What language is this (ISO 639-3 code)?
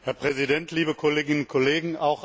deu